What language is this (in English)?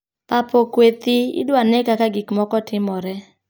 Luo (Kenya and Tanzania)